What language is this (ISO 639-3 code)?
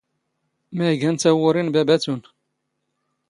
zgh